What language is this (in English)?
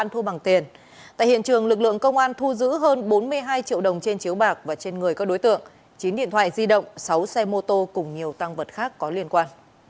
Vietnamese